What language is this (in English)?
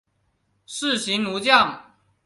Chinese